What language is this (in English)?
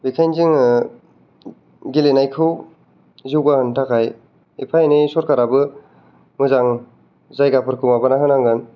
Bodo